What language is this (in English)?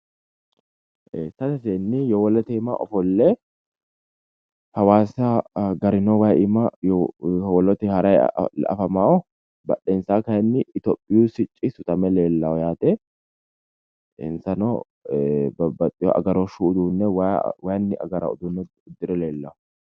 Sidamo